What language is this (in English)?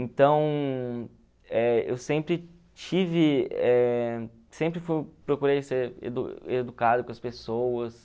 Portuguese